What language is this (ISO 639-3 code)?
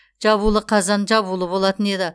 kaz